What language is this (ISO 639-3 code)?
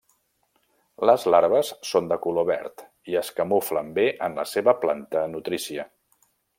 cat